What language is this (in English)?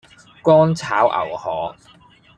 Cantonese